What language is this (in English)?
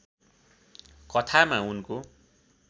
Nepali